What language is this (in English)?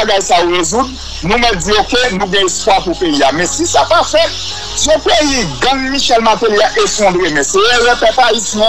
French